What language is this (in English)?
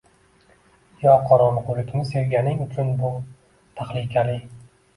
Uzbek